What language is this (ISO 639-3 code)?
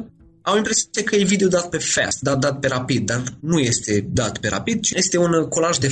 ron